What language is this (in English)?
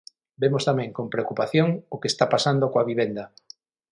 Galician